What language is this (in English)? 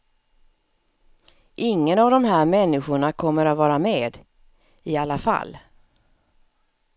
Swedish